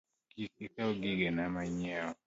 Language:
Luo (Kenya and Tanzania)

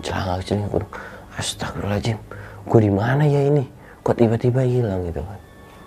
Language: Indonesian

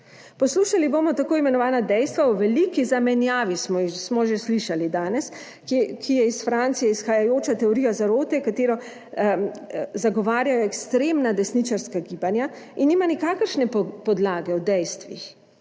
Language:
Slovenian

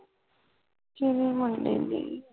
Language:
Punjabi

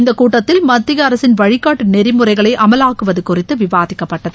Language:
Tamil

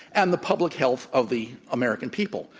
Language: English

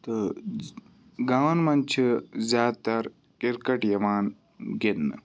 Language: Kashmiri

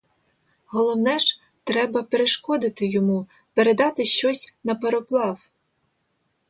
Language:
Ukrainian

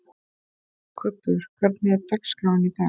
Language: Icelandic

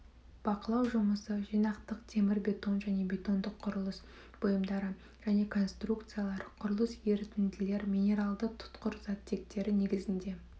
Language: Kazakh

